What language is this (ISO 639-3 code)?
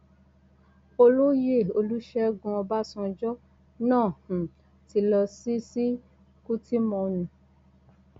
yor